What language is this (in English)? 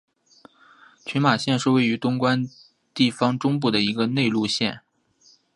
Chinese